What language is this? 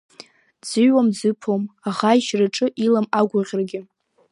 Abkhazian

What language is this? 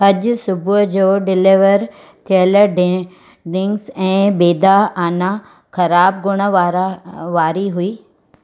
Sindhi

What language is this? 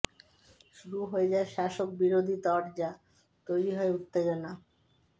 Bangla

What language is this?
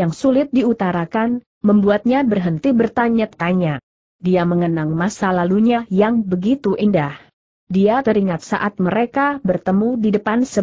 Indonesian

